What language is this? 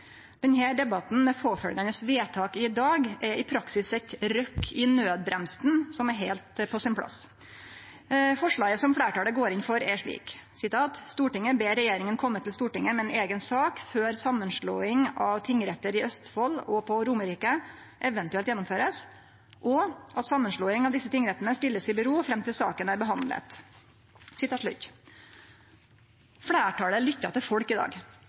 Norwegian Nynorsk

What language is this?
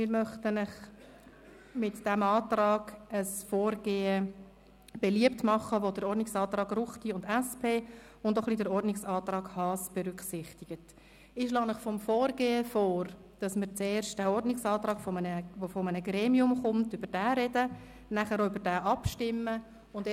Swiss German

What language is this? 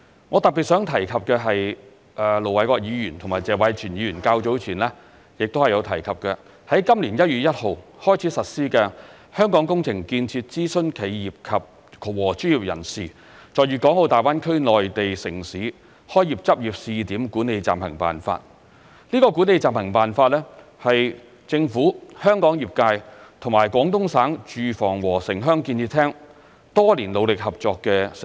Cantonese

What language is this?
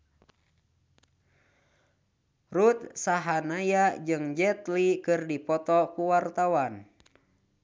Sundanese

